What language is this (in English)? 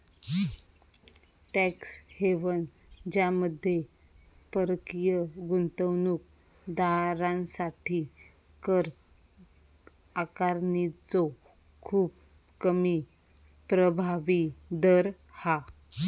Marathi